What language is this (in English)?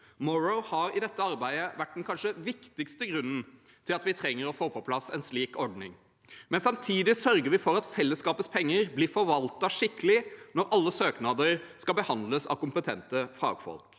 Norwegian